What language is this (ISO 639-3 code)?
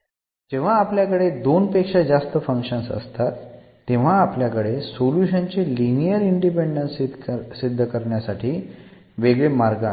mar